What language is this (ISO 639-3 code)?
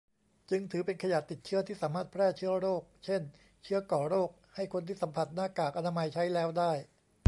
tha